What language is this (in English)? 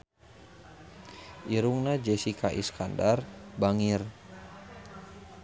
Sundanese